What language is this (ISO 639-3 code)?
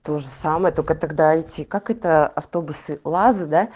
rus